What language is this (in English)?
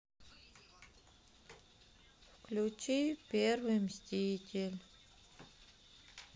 Russian